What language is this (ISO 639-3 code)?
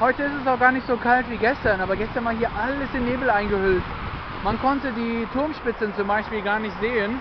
deu